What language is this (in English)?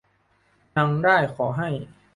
Thai